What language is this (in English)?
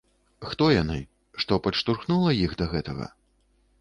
Belarusian